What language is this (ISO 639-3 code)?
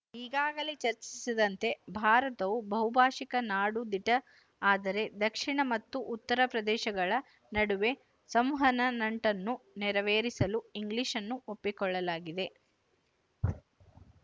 kan